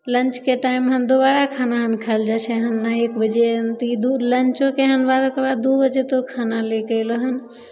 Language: Maithili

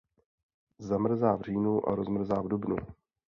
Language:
Czech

